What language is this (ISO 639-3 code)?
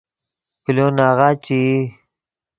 ydg